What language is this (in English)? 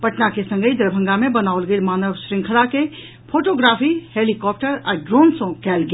Maithili